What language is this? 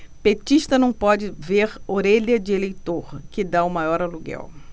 Portuguese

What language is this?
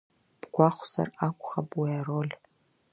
Abkhazian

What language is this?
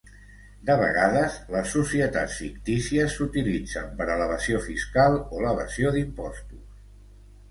Catalan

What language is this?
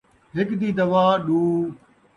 Saraiki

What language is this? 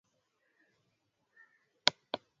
Swahili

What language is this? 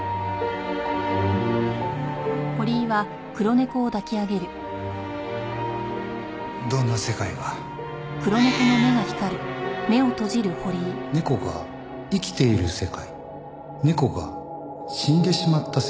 Japanese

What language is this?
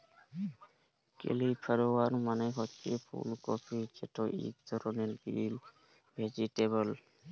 Bangla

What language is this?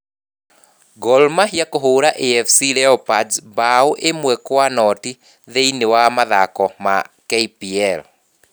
Kikuyu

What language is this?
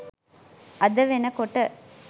Sinhala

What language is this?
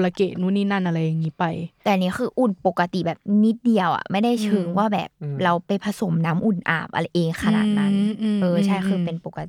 Thai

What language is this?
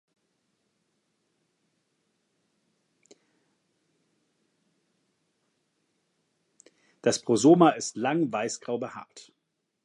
German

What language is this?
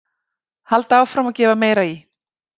Icelandic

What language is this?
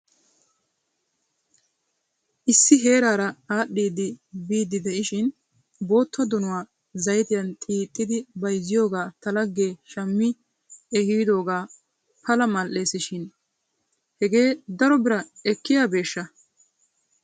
Wolaytta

